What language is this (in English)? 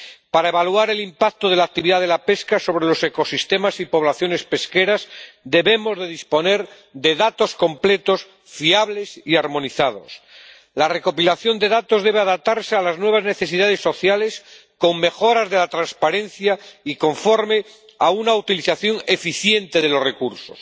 Spanish